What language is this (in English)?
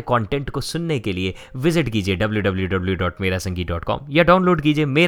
Hindi